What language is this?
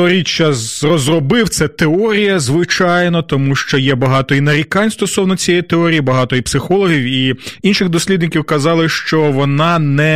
Ukrainian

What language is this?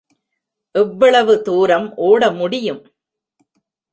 Tamil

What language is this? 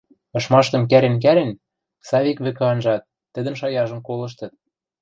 Western Mari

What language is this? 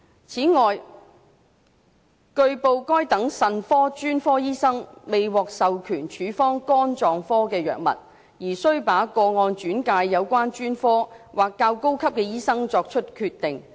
Cantonese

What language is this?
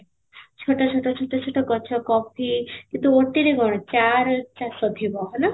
Odia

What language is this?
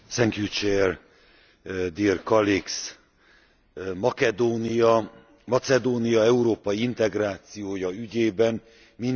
Hungarian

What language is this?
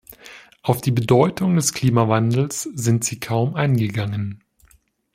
German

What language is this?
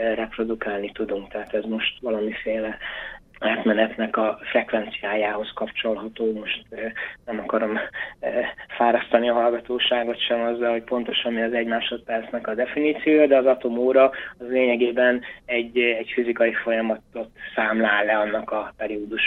Hungarian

